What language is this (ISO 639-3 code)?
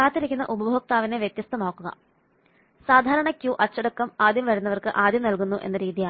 mal